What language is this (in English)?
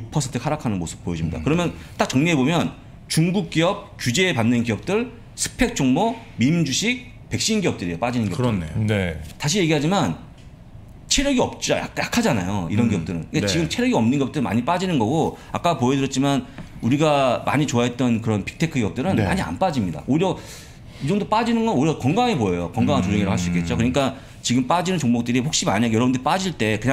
Korean